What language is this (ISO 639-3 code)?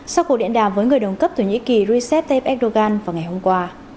vie